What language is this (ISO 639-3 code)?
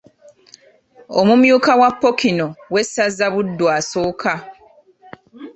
lug